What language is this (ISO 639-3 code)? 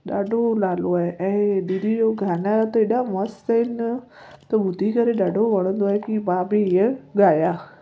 snd